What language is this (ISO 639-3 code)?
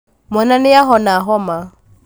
kik